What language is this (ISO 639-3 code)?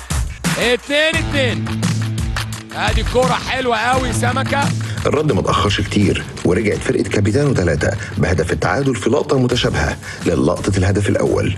ara